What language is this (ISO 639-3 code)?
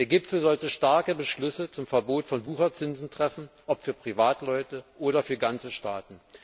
deu